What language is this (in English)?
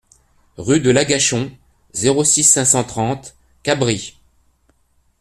French